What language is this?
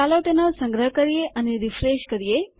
Gujarati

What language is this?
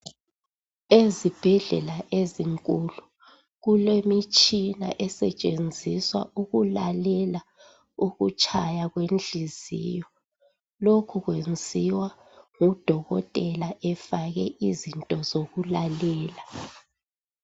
North Ndebele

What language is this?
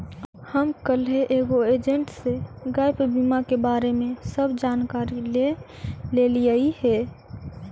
Magahi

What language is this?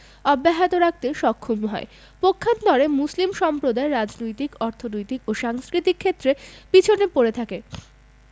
Bangla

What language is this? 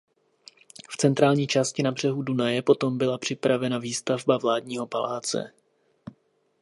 Czech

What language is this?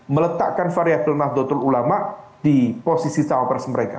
Indonesian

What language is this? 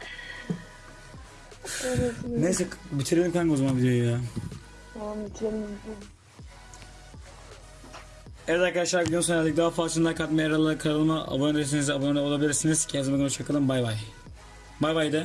Turkish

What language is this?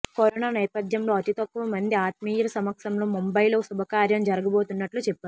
Telugu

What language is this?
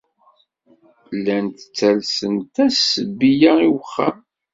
Kabyle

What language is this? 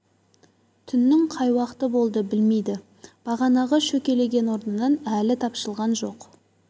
Kazakh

